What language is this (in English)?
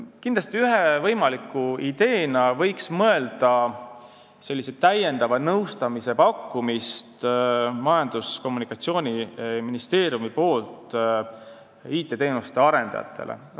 Estonian